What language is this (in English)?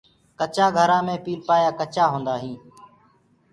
Gurgula